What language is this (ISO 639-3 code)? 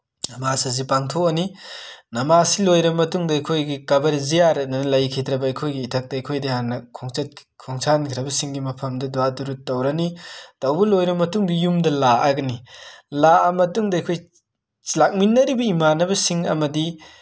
mni